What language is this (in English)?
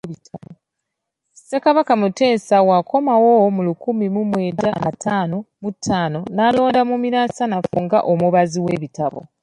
Ganda